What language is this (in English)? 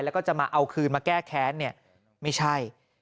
Thai